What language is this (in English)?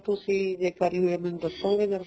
Punjabi